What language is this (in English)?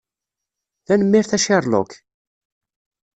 Kabyle